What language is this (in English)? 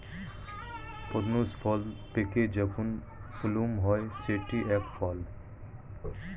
Bangla